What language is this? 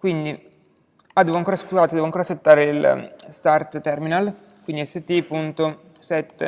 Italian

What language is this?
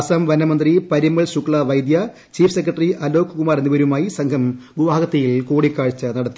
Malayalam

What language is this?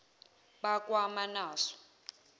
Zulu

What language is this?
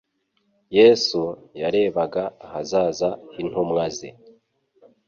Kinyarwanda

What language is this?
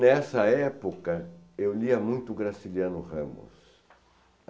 Portuguese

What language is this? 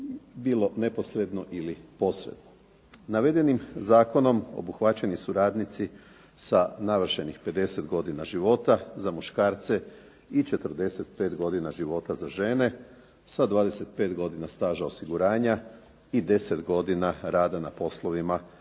Croatian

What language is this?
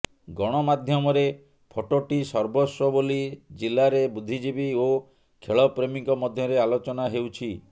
Odia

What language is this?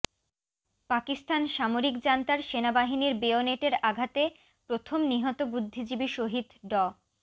Bangla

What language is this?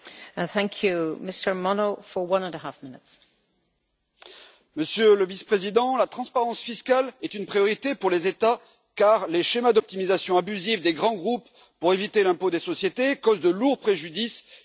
French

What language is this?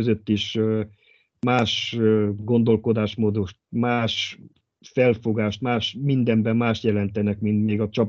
Hungarian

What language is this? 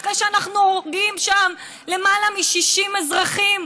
Hebrew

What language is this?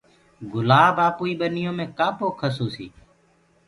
Gurgula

